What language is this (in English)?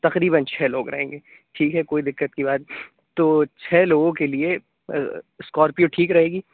Urdu